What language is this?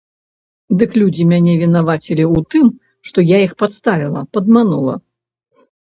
Belarusian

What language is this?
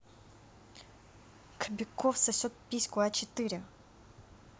Russian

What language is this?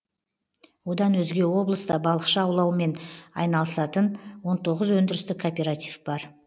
Kazakh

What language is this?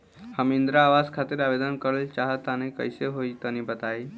Bhojpuri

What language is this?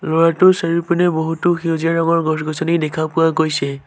Assamese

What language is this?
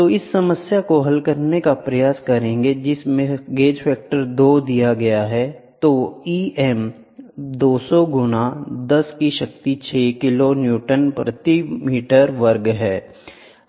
Hindi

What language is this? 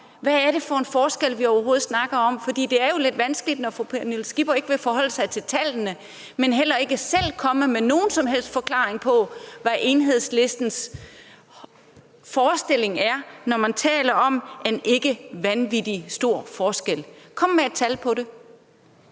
Danish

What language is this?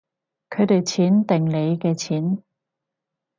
Cantonese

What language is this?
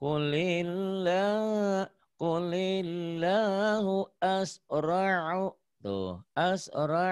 Indonesian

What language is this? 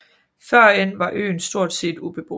Danish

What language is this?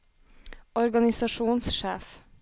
Norwegian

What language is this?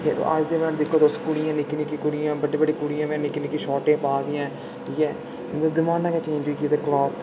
Dogri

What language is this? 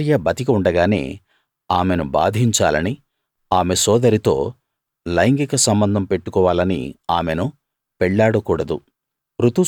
Telugu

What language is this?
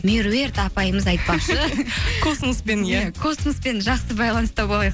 Kazakh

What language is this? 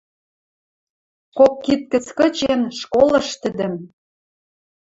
Western Mari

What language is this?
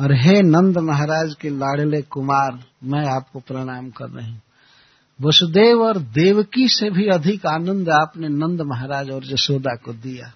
Hindi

